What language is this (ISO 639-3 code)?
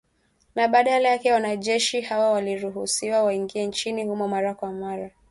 swa